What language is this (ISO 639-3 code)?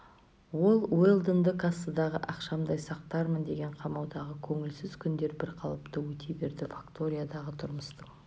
kaz